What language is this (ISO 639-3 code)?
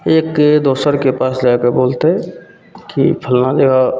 mai